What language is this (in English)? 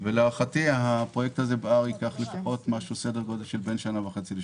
Hebrew